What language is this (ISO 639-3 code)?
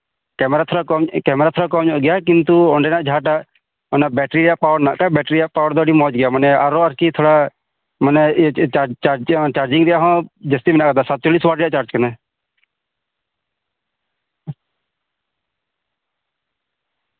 sat